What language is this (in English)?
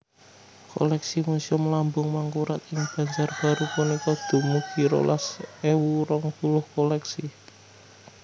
Javanese